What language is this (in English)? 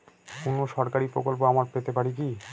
Bangla